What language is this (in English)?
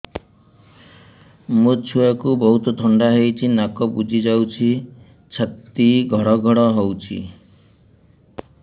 Odia